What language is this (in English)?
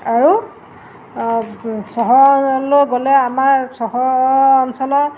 Assamese